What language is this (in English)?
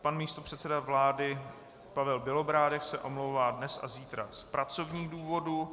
Czech